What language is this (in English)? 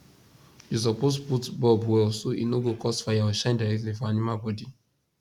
Nigerian Pidgin